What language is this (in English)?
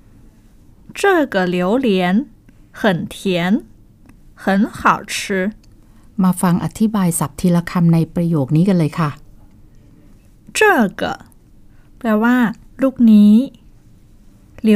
Thai